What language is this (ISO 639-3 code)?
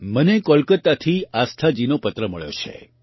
guj